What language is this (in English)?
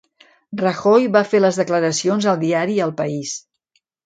Catalan